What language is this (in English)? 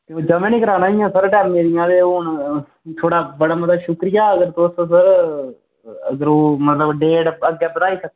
Dogri